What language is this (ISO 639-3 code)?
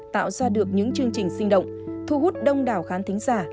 vie